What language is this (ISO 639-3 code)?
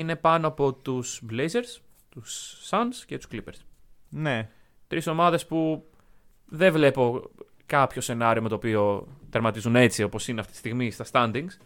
ell